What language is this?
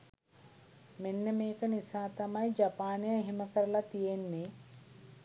Sinhala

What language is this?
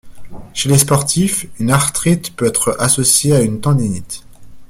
French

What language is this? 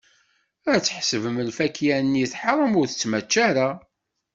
Kabyle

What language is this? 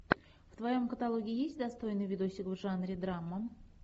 Russian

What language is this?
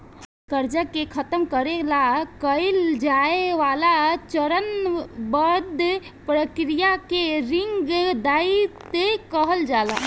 Bhojpuri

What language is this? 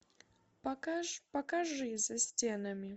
Russian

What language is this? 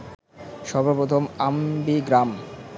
Bangla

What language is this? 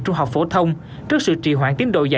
Vietnamese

